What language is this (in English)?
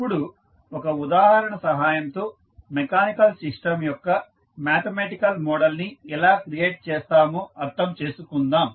Telugu